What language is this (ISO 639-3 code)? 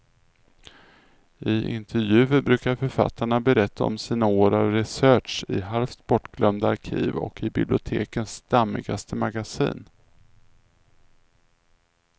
swe